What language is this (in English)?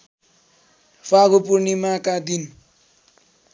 Nepali